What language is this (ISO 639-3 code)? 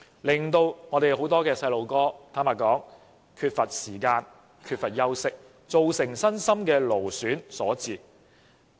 yue